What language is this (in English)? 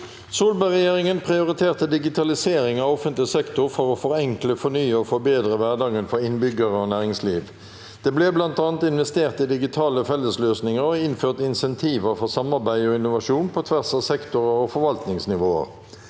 Norwegian